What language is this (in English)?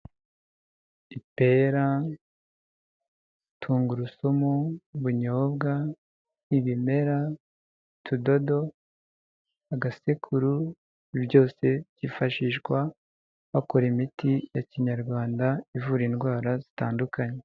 Kinyarwanda